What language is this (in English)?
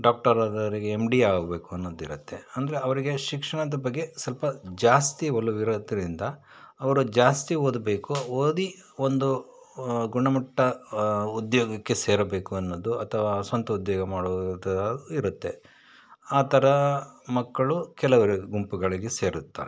Kannada